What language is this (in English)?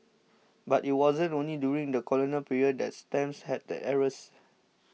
English